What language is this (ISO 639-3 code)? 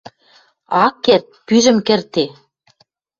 mrj